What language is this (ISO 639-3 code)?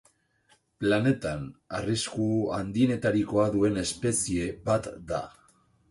eus